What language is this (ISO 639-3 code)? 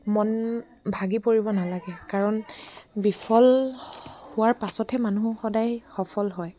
asm